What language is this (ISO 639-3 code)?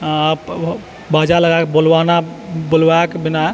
mai